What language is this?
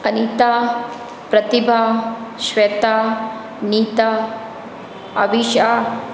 Hindi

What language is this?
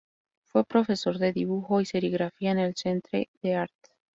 Spanish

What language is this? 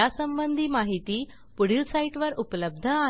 Marathi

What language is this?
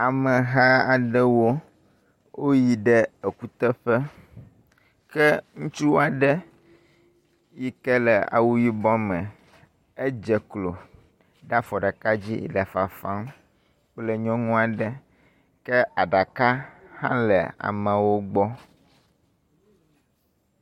Ewe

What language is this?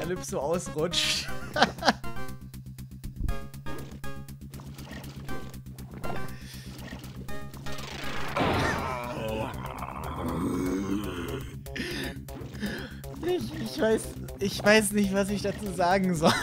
German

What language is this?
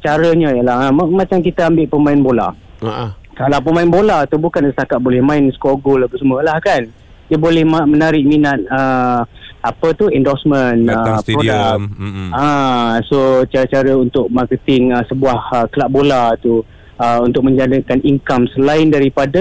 Malay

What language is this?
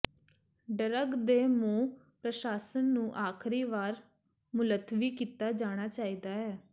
Punjabi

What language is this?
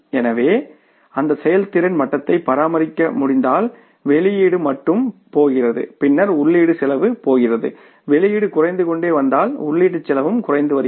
Tamil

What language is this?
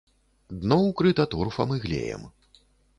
Belarusian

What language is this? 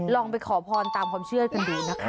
Thai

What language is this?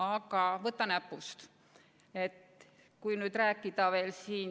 Estonian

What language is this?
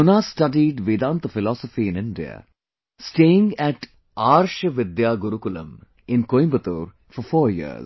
English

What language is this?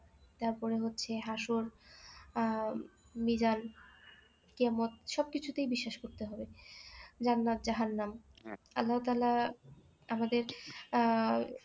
Bangla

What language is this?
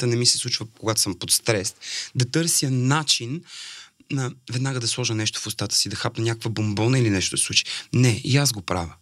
Bulgarian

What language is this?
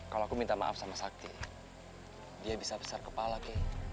Indonesian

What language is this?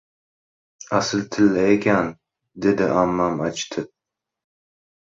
Uzbek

